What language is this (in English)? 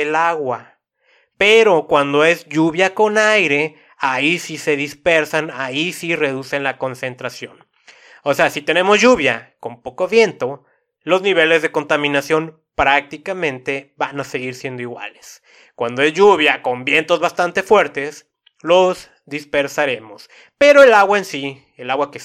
Spanish